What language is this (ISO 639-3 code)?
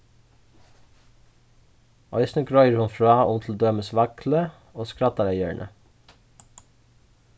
fao